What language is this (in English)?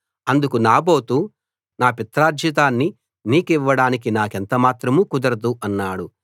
Telugu